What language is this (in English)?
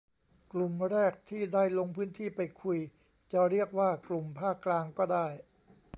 Thai